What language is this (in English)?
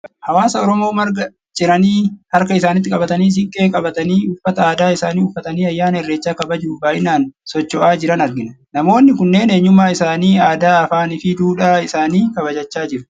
Oromo